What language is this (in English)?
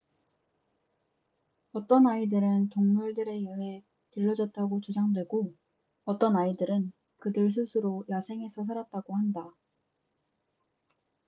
Korean